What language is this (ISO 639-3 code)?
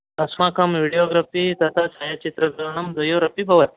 san